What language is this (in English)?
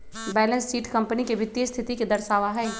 Magahi